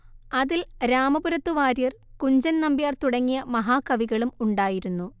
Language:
Malayalam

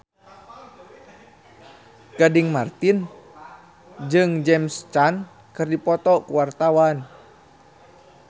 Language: Sundanese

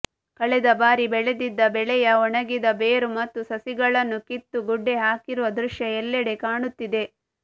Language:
Kannada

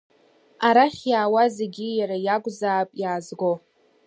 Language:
Abkhazian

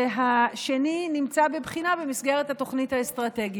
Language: Hebrew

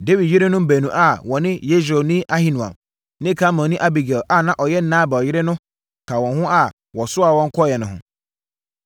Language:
Akan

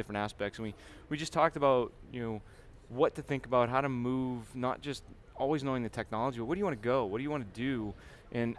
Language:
English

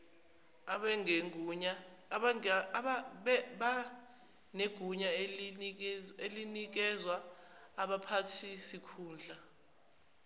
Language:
Zulu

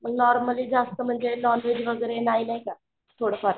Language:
Marathi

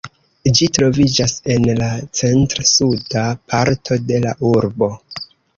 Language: Esperanto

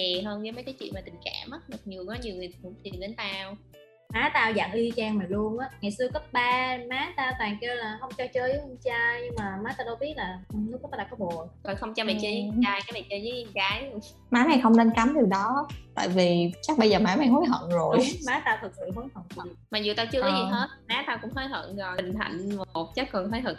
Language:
Vietnamese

